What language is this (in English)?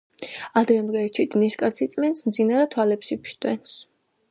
Georgian